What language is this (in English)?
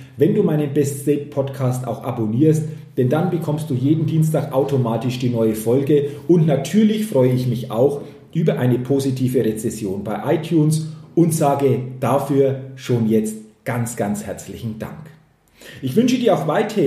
German